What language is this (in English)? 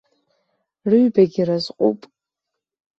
Abkhazian